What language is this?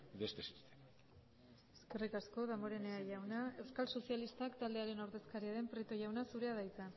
Basque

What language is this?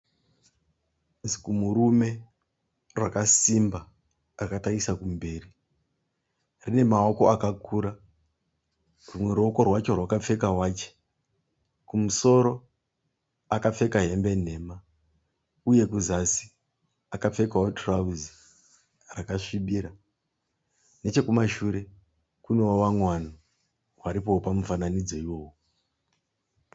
Shona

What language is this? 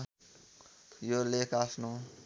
Nepali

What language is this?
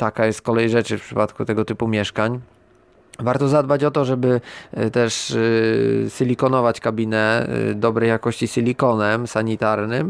Polish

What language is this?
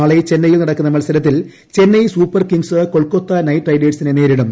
Malayalam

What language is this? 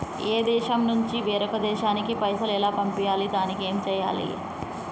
Telugu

